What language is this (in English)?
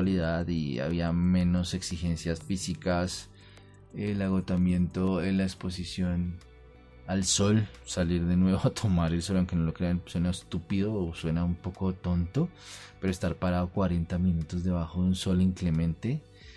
Spanish